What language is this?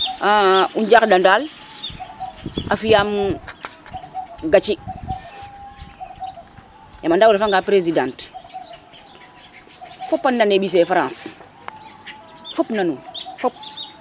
Serer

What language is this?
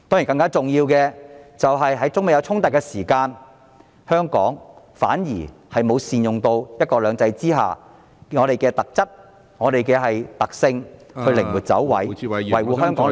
Cantonese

